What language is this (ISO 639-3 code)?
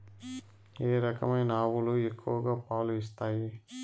tel